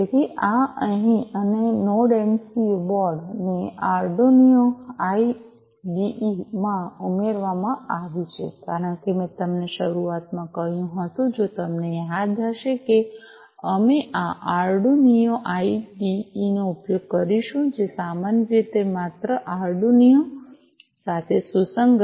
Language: Gujarati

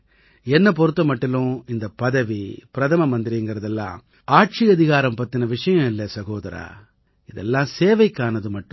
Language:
Tamil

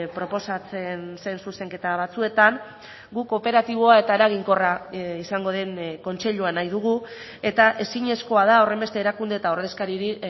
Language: Basque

